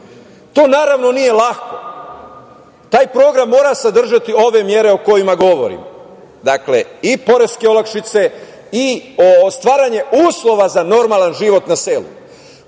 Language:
Serbian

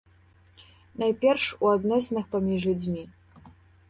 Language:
Belarusian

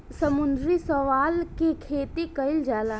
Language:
Bhojpuri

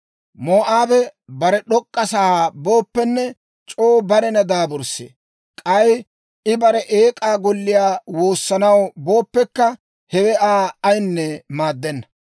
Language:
Dawro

